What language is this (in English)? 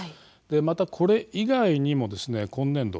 Japanese